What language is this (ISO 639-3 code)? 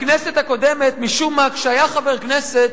heb